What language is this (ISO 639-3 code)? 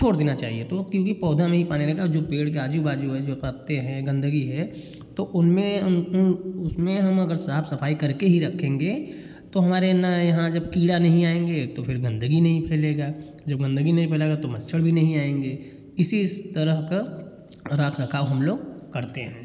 hin